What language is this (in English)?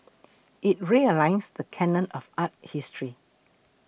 English